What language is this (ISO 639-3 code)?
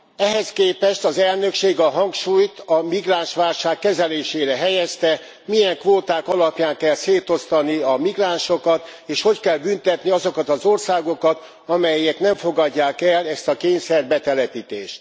hun